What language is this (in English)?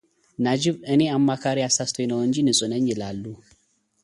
Amharic